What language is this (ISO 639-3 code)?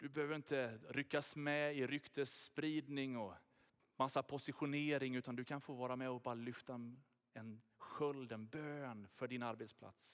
swe